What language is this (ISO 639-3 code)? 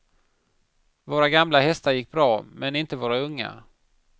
swe